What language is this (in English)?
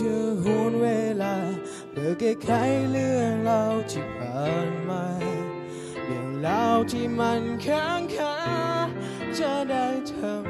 Thai